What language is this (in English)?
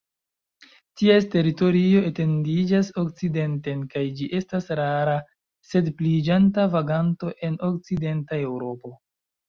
Esperanto